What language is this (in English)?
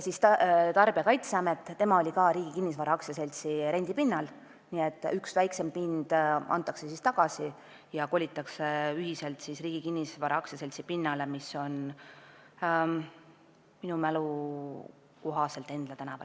Estonian